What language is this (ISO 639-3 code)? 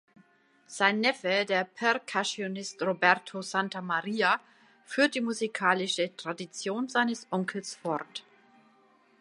deu